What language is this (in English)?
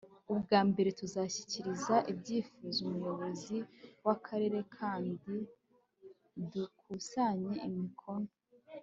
Kinyarwanda